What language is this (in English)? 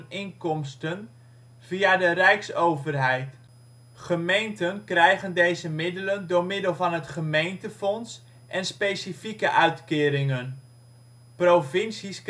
Dutch